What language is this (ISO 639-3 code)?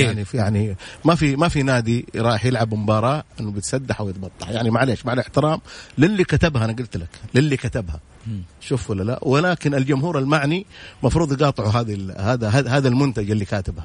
ara